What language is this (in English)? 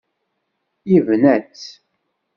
Kabyle